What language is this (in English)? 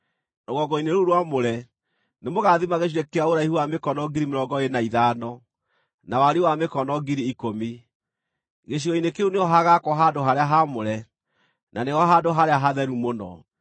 Kikuyu